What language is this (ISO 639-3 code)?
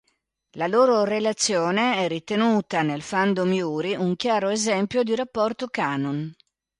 ita